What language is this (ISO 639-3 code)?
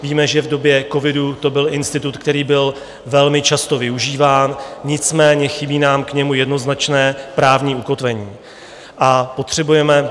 ces